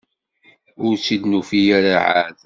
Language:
Kabyle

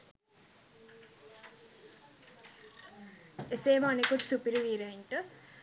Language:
Sinhala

